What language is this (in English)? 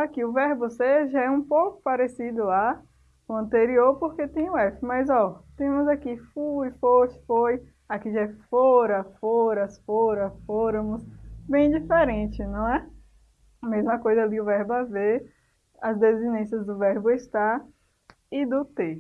Portuguese